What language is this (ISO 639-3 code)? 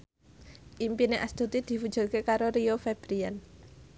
jav